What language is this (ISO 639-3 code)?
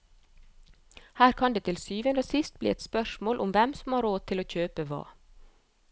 nor